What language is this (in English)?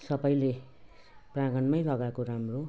Nepali